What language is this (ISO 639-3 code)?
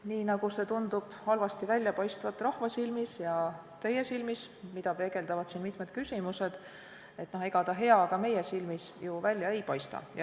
est